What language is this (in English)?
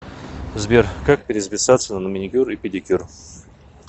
Russian